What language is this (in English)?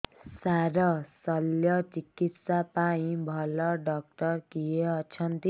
Odia